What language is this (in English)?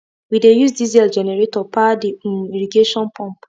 Nigerian Pidgin